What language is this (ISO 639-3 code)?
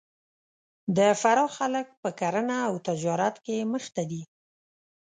pus